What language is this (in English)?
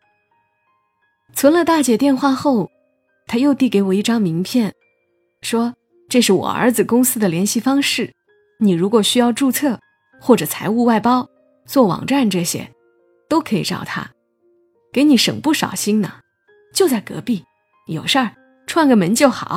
Chinese